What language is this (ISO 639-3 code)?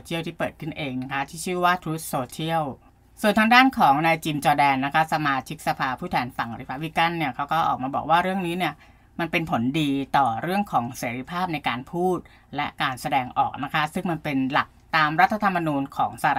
tha